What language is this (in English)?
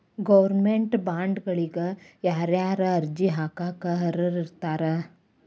Kannada